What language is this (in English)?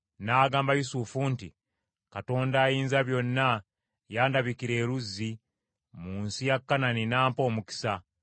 Ganda